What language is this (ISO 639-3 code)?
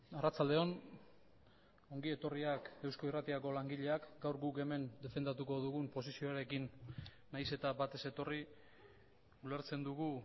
eus